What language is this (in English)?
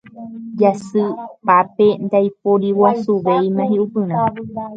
Guarani